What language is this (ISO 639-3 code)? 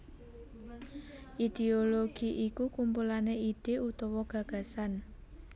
jav